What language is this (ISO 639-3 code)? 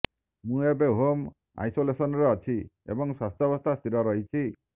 ori